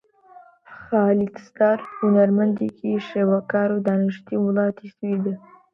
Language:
Central Kurdish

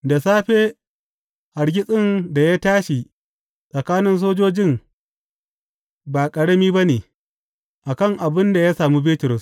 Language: Hausa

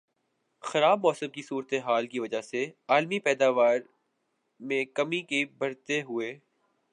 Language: Urdu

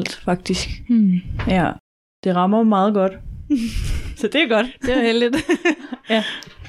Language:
Danish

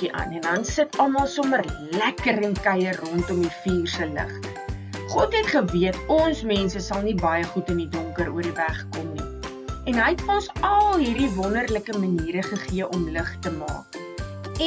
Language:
Dutch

